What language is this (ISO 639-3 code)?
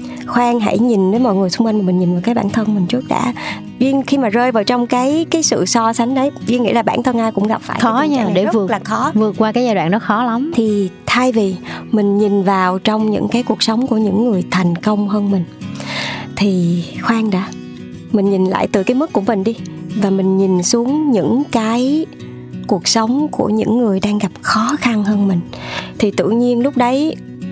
vie